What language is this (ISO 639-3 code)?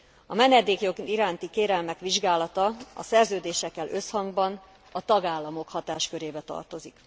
hun